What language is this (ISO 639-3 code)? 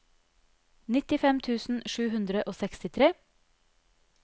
nor